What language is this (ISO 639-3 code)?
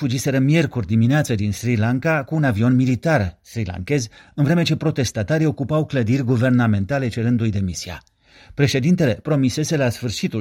ron